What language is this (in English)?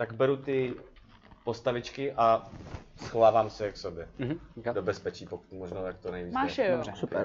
Czech